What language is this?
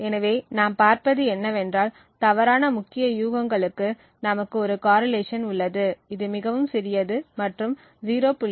Tamil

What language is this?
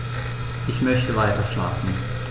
German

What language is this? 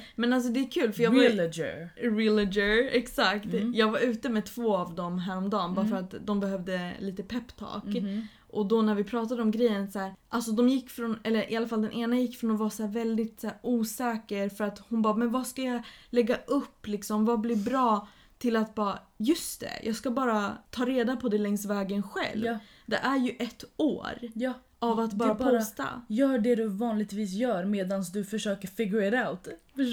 Swedish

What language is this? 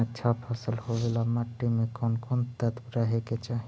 Magahi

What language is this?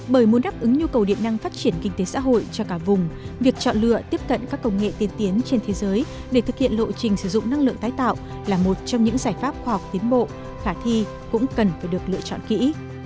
Vietnamese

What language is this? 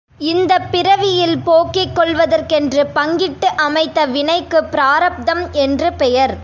Tamil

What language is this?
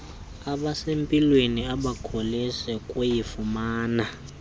Xhosa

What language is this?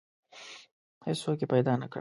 Pashto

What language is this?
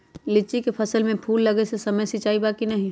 Magahi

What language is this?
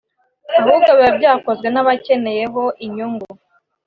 Kinyarwanda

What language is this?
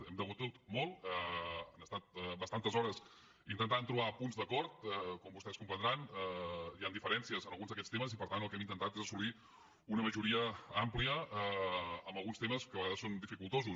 Catalan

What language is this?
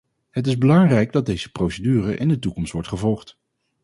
Dutch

